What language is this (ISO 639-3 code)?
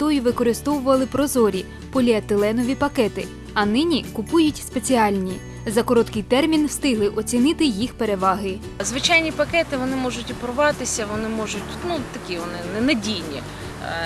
ukr